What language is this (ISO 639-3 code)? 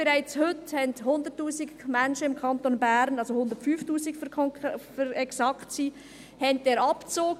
gsw